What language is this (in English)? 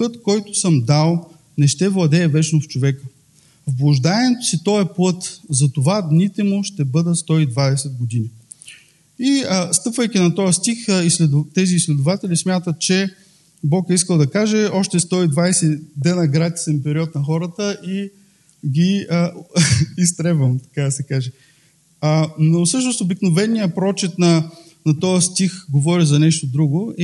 Bulgarian